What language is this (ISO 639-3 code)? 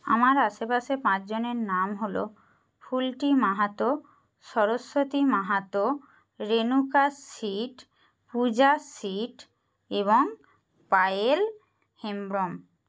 ben